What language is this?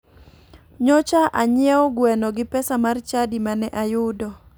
Luo (Kenya and Tanzania)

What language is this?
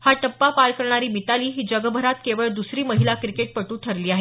Marathi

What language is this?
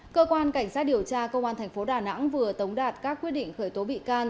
Vietnamese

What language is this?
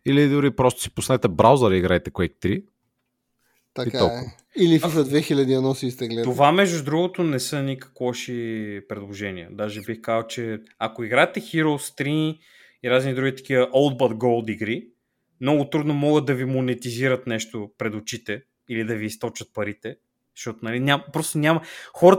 Bulgarian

